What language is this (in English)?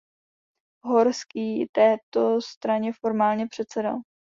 Czech